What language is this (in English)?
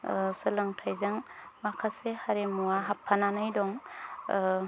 Bodo